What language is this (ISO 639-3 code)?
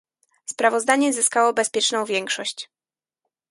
pol